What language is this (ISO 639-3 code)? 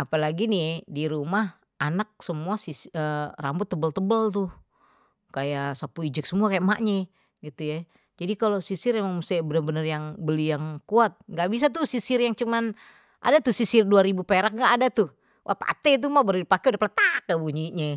bew